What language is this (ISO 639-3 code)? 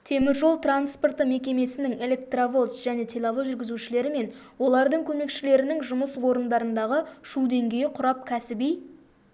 kaz